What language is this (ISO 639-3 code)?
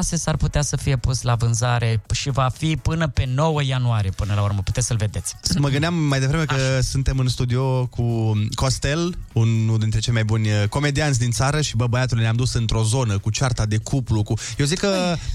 ron